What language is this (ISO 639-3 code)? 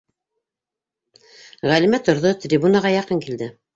bak